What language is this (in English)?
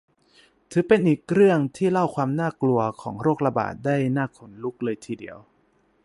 Thai